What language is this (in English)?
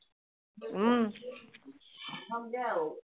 Assamese